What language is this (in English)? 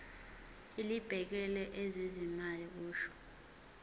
Zulu